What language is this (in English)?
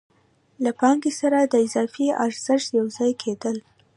Pashto